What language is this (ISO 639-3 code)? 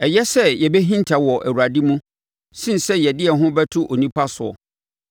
aka